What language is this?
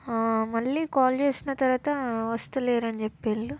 Telugu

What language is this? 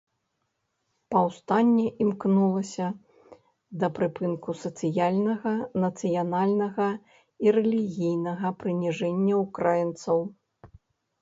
Belarusian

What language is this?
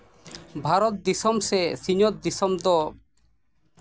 Santali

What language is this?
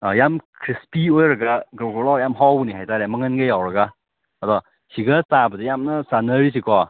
Manipuri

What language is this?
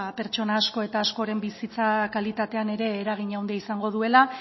Basque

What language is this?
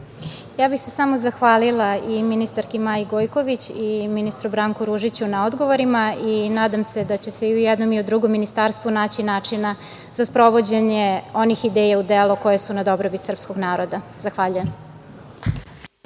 Serbian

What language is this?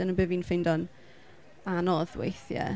Welsh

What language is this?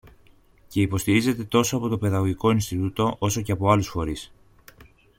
Greek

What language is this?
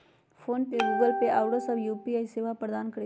Magahi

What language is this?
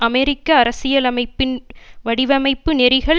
Tamil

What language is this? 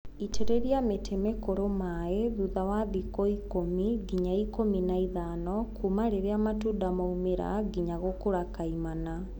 Kikuyu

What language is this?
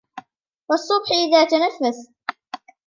Arabic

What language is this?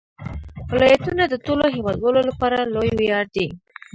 Pashto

